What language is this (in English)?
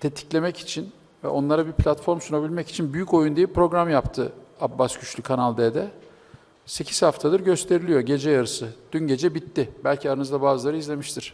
Turkish